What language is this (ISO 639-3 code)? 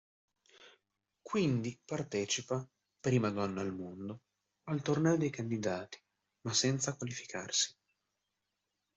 ita